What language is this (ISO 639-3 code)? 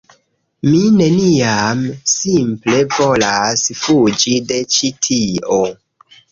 epo